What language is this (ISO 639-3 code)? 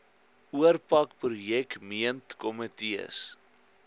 afr